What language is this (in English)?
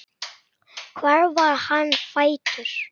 Icelandic